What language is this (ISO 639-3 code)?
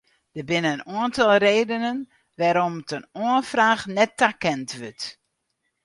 fry